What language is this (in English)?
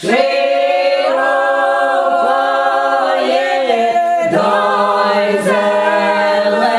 Ukrainian